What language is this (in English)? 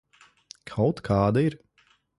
Latvian